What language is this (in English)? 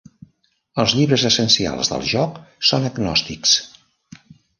Catalan